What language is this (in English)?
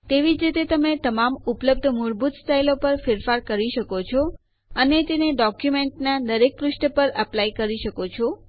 Gujarati